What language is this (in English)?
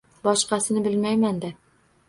Uzbek